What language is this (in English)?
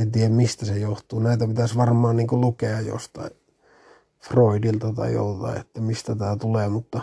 Finnish